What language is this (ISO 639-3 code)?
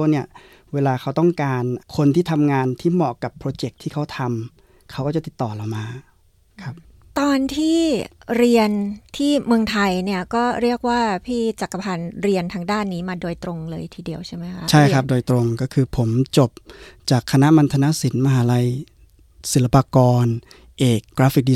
tha